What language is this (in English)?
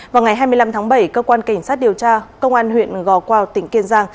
Vietnamese